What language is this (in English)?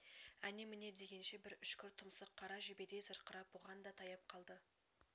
Kazakh